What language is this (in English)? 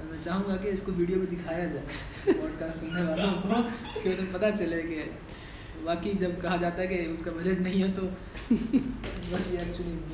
Urdu